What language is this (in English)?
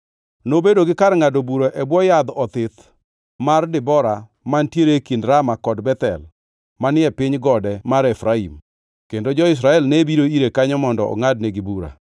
Luo (Kenya and Tanzania)